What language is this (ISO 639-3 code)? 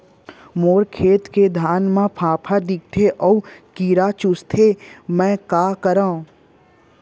hne